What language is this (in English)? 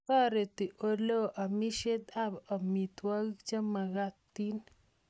Kalenjin